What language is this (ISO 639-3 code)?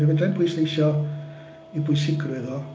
cym